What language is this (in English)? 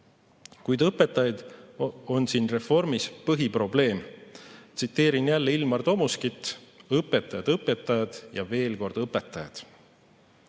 Estonian